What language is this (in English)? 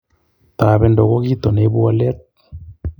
Kalenjin